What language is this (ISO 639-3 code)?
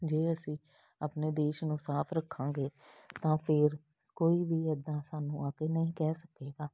pan